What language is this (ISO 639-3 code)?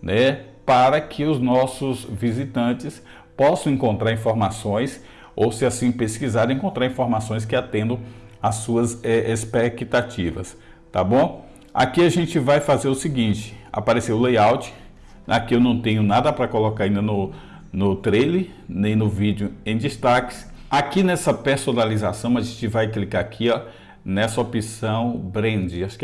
por